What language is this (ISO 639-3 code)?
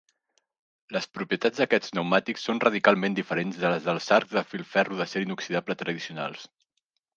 cat